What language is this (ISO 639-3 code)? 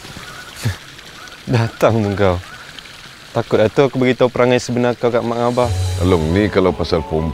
msa